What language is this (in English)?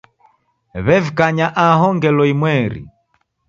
Taita